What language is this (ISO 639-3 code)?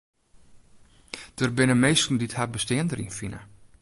fry